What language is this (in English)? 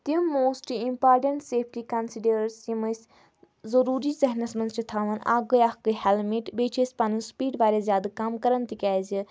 Kashmiri